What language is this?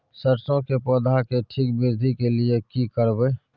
Maithili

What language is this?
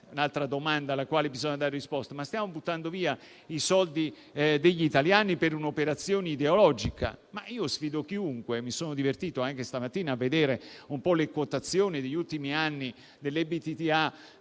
Italian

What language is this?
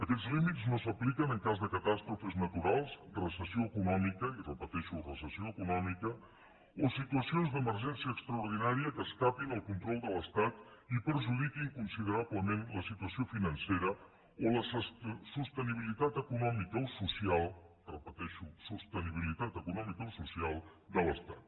Catalan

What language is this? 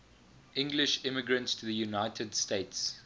English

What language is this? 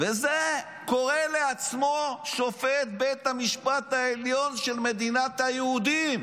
Hebrew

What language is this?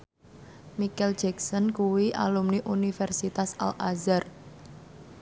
Javanese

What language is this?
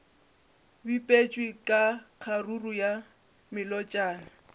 Northern Sotho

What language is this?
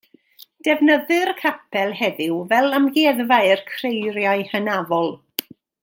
Welsh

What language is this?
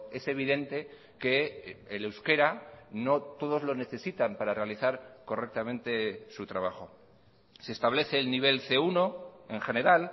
Spanish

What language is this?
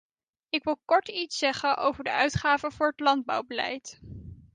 Dutch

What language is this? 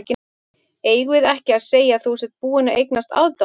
Icelandic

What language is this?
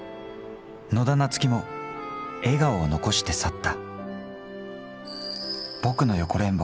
Japanese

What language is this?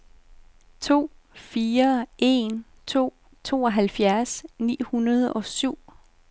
Danish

